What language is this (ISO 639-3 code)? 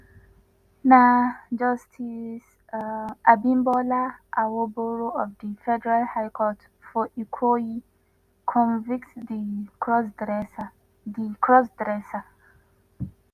pcm